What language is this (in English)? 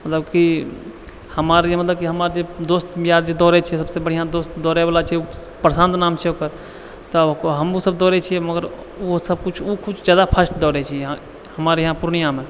Maithili